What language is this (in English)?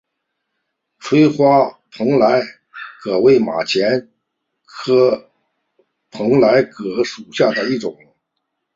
Chinese